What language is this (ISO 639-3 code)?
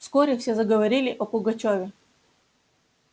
rus